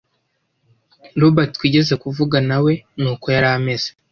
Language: Kinyarwanda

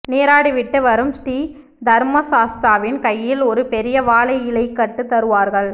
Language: Tamil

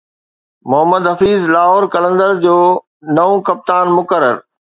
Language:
Sindhi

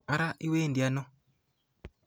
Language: Kalenjin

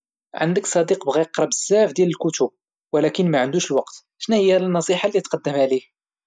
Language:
Moroccan Arabic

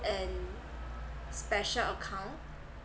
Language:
English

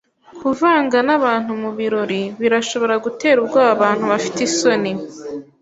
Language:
Kinyarwanda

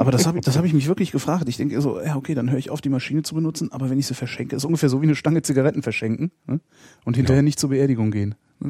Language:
German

